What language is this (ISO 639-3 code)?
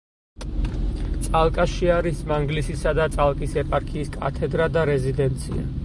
kat